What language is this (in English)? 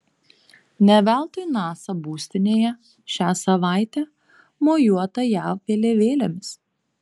Lithuanian